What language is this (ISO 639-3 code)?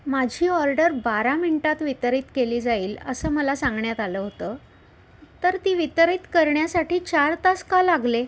mar